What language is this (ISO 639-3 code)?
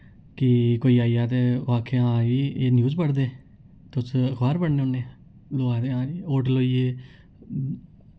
doi